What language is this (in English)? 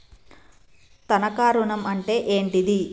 Telugu